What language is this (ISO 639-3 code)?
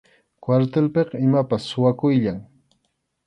qxu